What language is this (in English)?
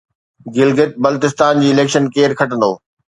Sindhi